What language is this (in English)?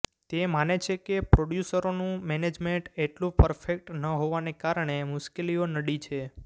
Gujarati